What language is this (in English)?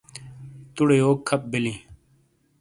Shina